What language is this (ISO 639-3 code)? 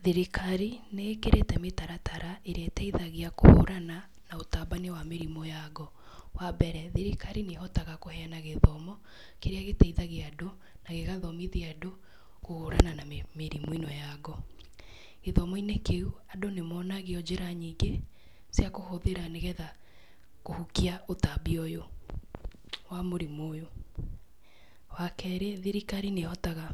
kik